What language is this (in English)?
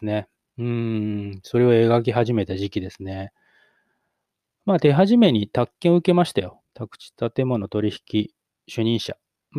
Japanese